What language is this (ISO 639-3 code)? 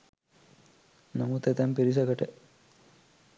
sin